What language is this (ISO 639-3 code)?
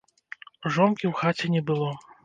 bel